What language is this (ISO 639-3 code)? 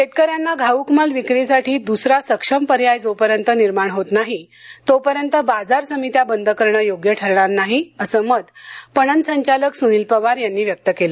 mar